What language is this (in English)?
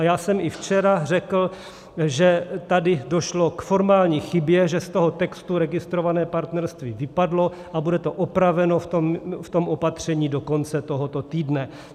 Czech